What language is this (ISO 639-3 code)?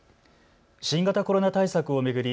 jpn